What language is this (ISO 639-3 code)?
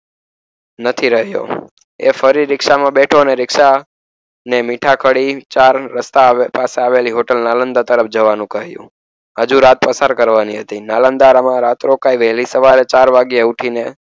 guj